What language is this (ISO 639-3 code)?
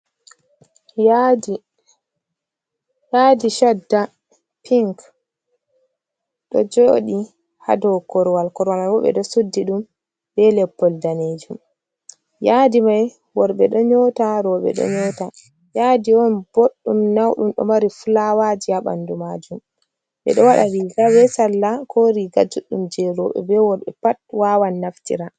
ful